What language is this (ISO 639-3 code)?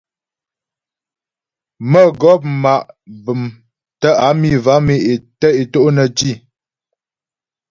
bbj